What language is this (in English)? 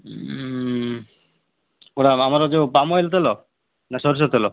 Odia